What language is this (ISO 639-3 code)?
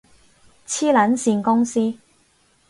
yue